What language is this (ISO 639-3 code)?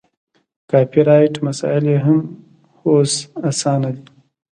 pus